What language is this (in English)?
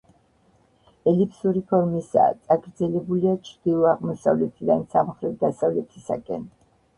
Georgian